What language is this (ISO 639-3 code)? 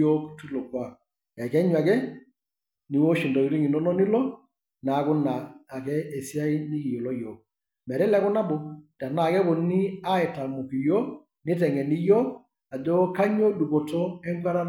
mas